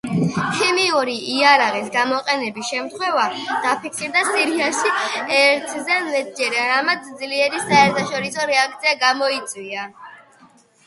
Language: Georgian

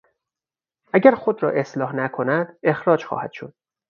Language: Persian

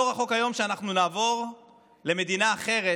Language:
Hebrew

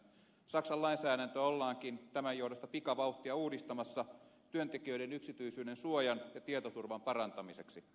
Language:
Finnish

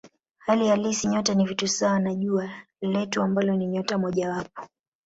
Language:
Swahili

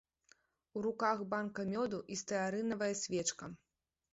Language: Belarusian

